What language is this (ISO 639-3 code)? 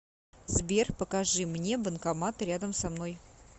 rus